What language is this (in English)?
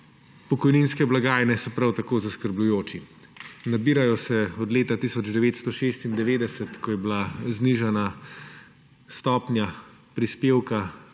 Slovenian